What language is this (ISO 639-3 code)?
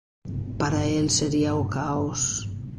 glg